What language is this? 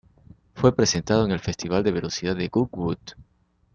Spanish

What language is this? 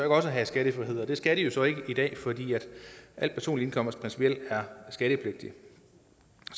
Danish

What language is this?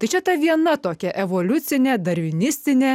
Lithuanian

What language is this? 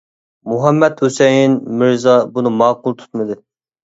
Uyghur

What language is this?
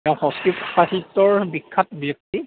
Assamese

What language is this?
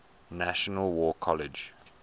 English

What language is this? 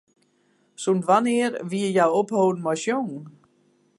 Western Frisian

